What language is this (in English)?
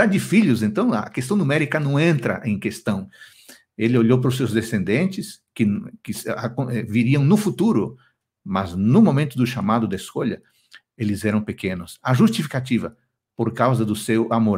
Portuguese